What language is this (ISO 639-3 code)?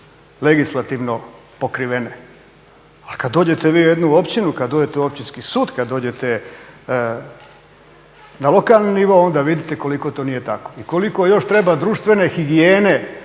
hrv